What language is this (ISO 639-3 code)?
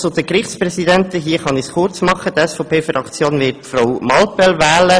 gsw